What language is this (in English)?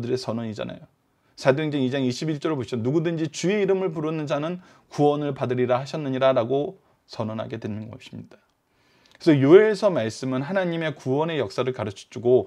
Korean